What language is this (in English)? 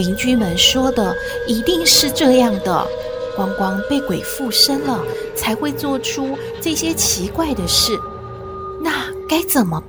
Chinese